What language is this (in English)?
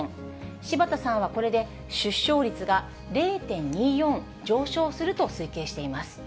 Japanese